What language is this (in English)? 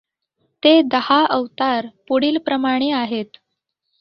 Marathi